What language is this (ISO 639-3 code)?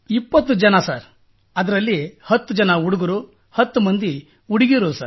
kan